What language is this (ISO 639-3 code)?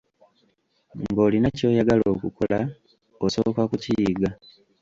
lug